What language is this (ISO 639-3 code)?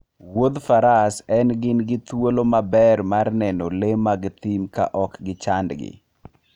luo